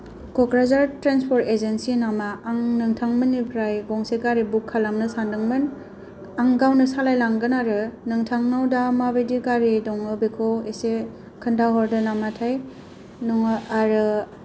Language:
Bodo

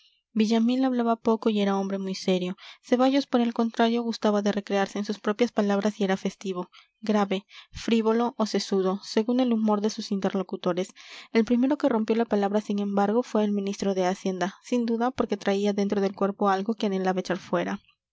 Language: Spanish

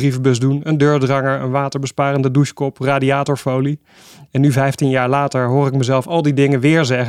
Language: Dutch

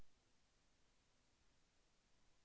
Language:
Telugu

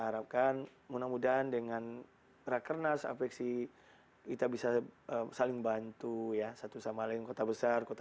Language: Indonesian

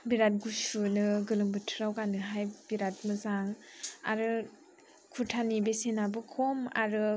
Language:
Bodo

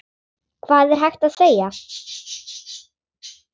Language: Icelandic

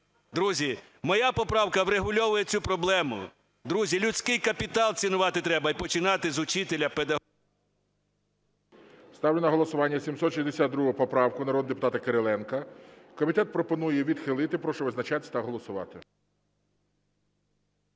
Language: Ukrainian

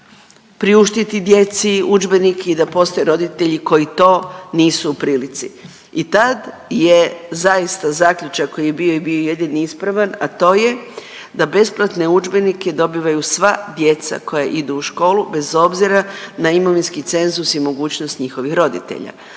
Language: Croatian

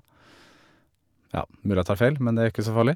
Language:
Norwegian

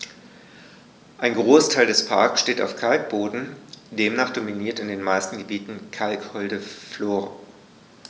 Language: German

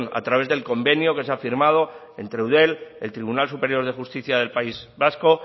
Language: Spanish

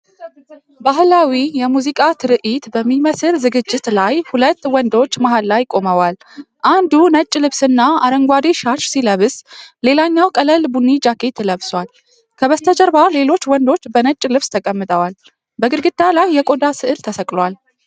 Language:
Amharic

